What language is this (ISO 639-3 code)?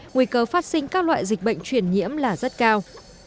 vie